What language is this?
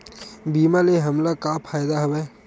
Chhattisgarhi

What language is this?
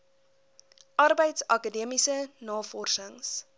Afrikaans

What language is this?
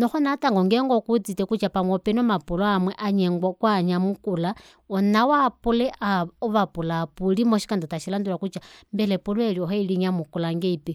Kuanyama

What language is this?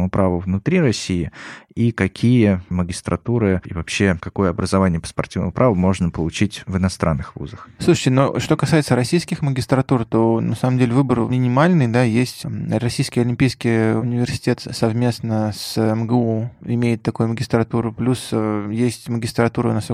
Russian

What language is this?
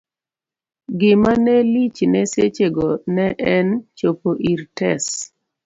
Luo (Kenya and Tanzania)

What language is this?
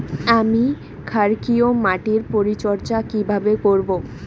Bangla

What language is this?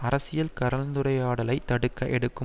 Tamil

